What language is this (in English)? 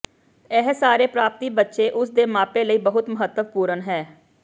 Punjabi